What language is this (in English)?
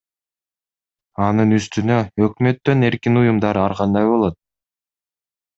Kyrgyz